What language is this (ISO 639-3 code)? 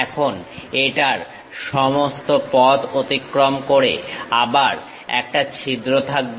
ben